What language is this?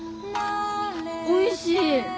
Japanese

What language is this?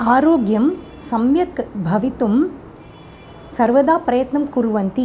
Sanskrit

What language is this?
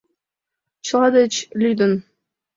Mari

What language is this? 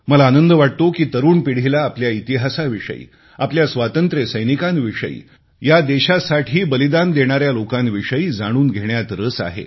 Marathi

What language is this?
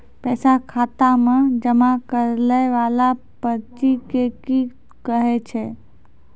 Maithili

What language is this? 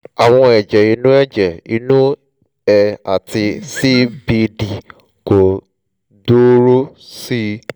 Yoruba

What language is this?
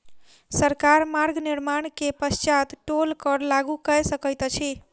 Maithili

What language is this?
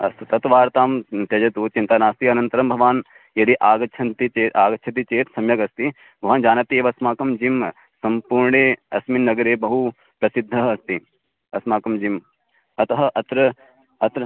Sanskrit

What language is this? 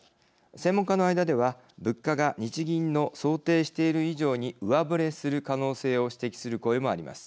Japanese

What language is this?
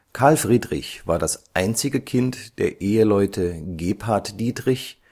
German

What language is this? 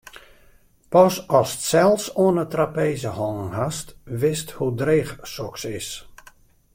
Western Frisian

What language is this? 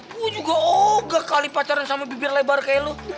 Indonesian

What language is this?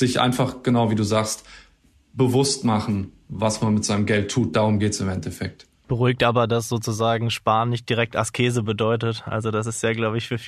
German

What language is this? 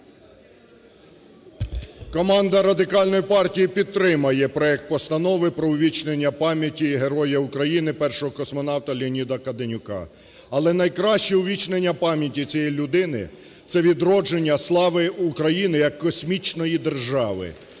Ukrainian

